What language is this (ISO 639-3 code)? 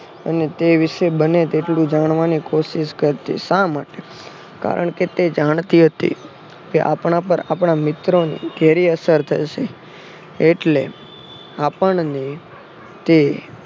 guj